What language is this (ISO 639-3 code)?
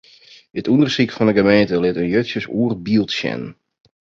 fry